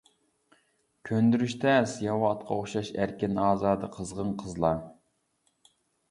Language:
Uyghur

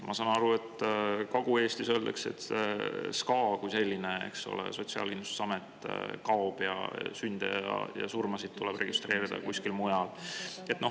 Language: Estonian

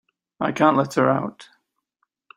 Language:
English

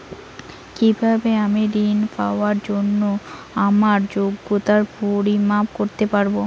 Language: Bangla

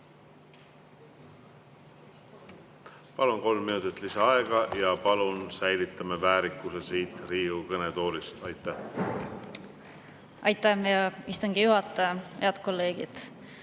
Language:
Estonian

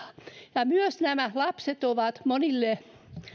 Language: Finnish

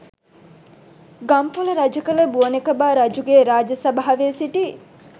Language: Sinhala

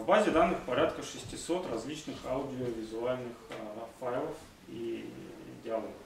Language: Russian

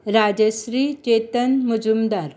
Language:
Konkani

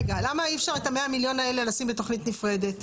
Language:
Hebrew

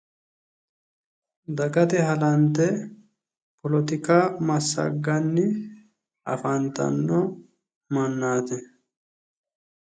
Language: Sidamo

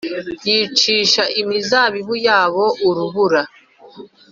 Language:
Kinyarwanda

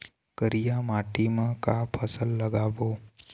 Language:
Chhattisgarhi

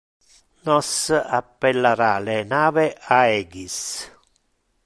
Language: Interlingua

